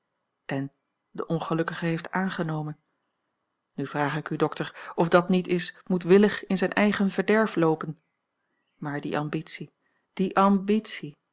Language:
Dutch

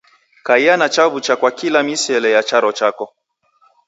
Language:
Taita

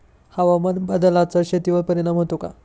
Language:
Marathi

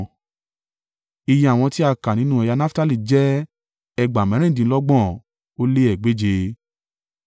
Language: Yoruba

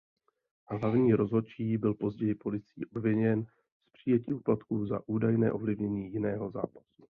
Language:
Czech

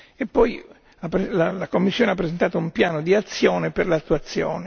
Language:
Italian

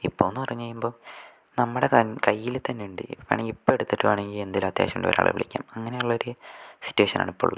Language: Malayalam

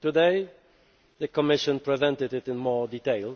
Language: English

